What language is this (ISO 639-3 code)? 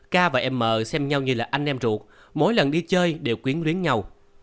vie